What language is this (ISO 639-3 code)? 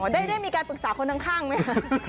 tha